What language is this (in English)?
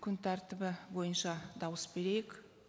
Kazakh